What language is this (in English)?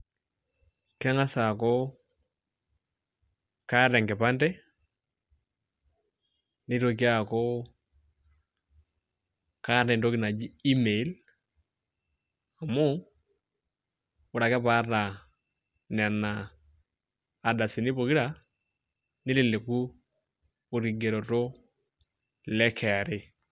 Masai